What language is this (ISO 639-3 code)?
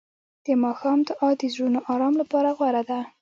pus